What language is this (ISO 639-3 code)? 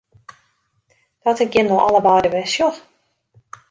fry